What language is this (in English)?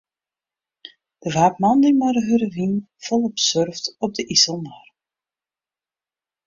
Western Frisian